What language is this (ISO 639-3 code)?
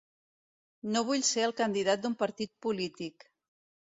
cat